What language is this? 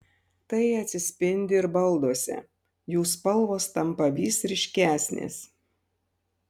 Lithuanian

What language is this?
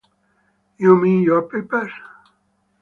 English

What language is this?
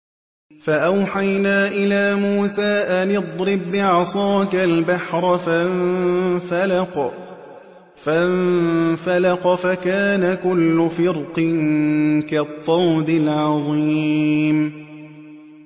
Arabic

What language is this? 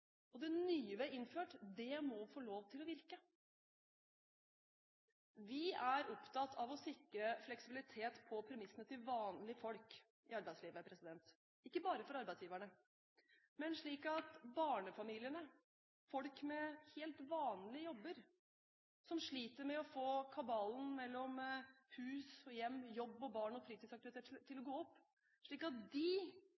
Norwegian Bokmål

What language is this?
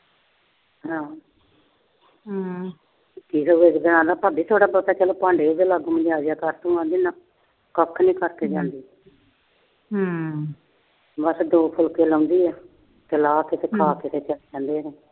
Punjabi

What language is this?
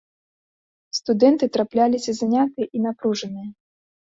Belarusian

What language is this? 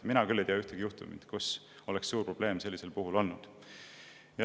Estonian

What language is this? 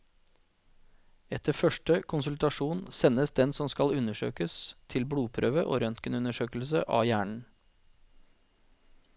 Norwegian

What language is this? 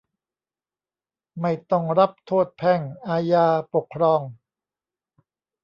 Thai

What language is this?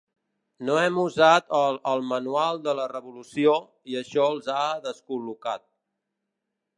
Catalan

